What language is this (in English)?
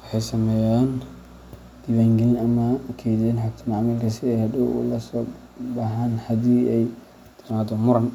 Somali